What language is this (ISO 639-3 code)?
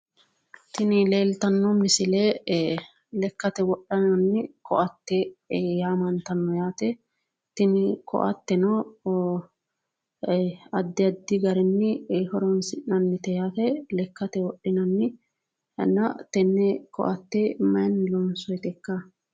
sid